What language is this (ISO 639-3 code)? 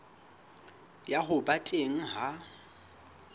sot